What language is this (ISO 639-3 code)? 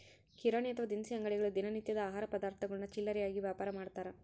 kan